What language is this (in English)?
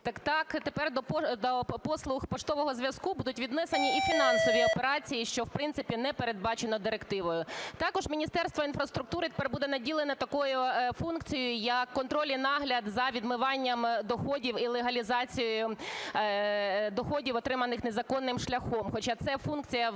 Ukrainian